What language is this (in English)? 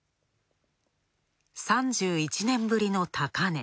Japanese